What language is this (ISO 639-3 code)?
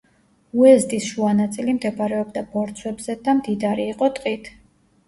kat